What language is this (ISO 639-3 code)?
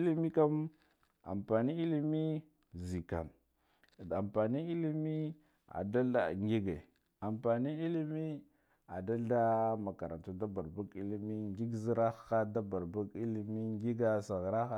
gdf